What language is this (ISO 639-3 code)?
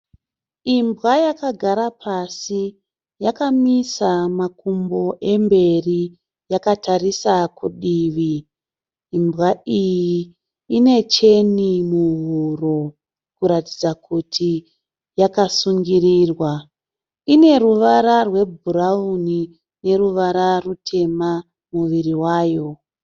sna